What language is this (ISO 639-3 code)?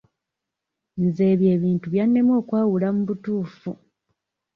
lug